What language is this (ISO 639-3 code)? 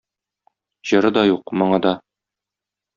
tat